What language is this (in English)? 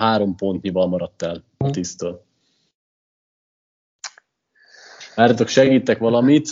Hungarian